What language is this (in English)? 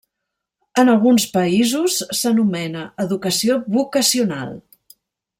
Catalan